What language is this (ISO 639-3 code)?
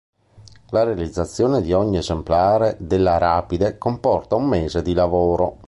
ita